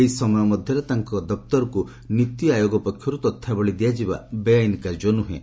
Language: Odia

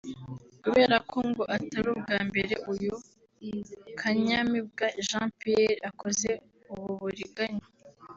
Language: Kinyarwanda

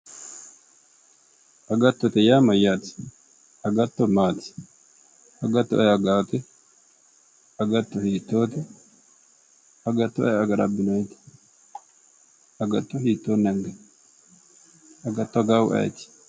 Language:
Sidamo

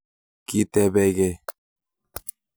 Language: Kalenjin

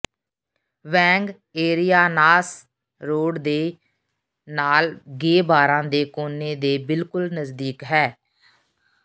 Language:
Punjabi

